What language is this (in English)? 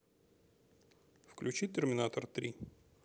Russian